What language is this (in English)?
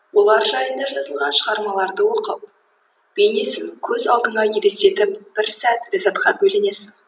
Kazakh